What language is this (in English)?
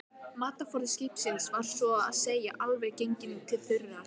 Icelandic